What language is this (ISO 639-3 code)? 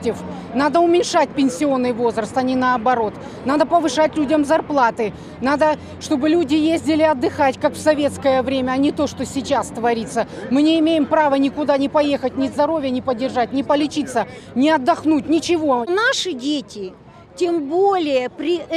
rus